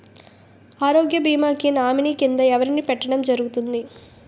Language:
Telugu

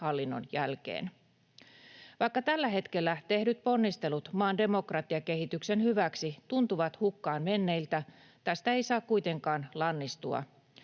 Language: Finnish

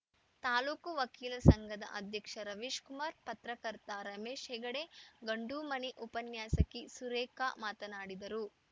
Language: Kannada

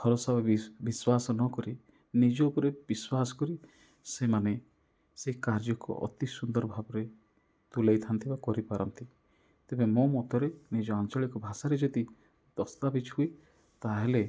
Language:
Odia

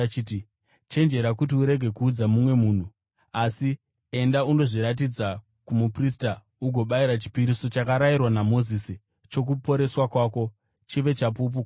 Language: Shona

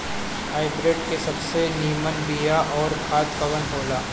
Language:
Bhojpuri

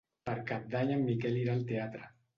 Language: Catalan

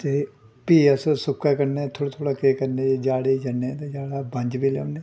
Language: Dogri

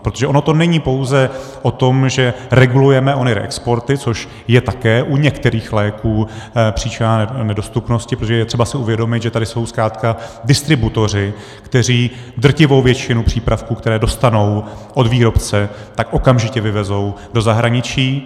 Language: Czech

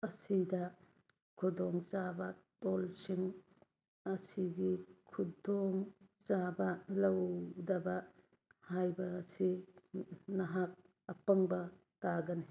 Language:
Manipuri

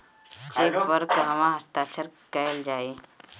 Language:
Bhojpuri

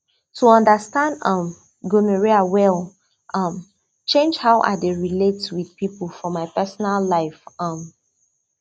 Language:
Nigerian Pidgin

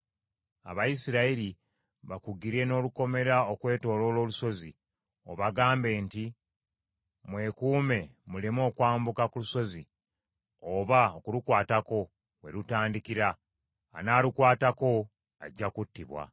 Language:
Ganda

